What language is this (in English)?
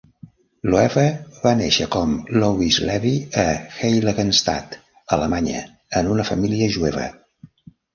Catalan